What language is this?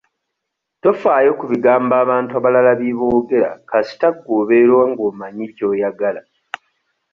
Ganda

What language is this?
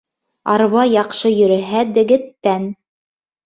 Bashkir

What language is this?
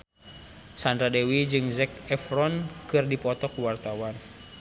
Sundanese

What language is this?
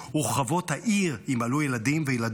Hebrew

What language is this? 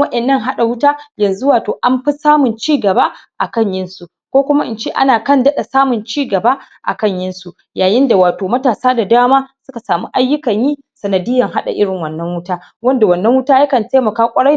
Hausa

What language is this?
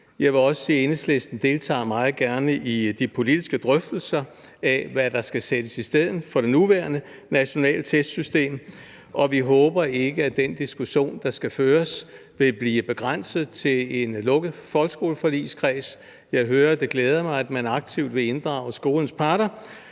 Danish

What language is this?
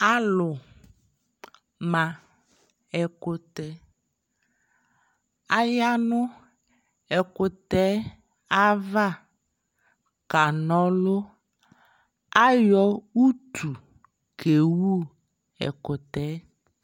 Ikposo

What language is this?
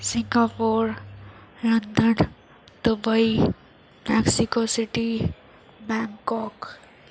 Urdu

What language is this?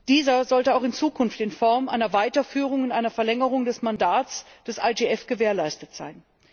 German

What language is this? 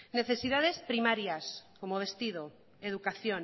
Spanish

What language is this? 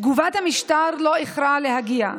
Hebrew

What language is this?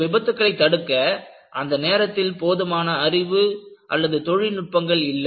Tamil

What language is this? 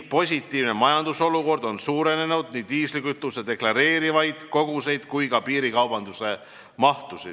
Estonian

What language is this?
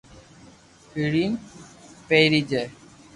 Loarki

